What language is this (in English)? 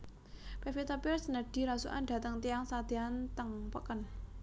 Javanese